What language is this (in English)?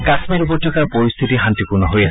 Assamese